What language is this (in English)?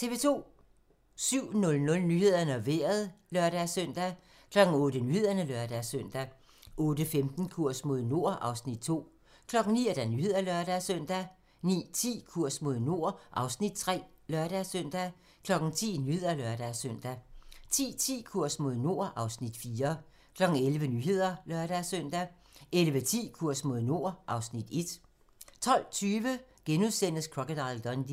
Danish